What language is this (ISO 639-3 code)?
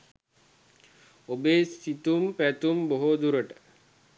sin